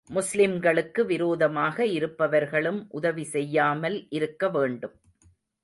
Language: Tamil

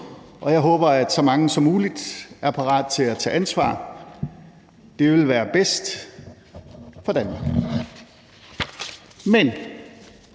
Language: Danish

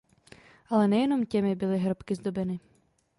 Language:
Czech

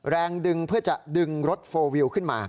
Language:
Thai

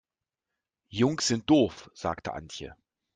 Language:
German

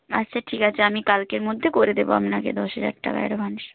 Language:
Bangla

